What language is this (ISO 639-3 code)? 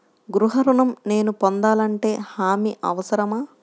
tel